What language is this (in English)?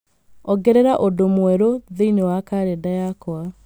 Kikuyu